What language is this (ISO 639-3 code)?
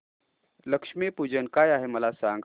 mar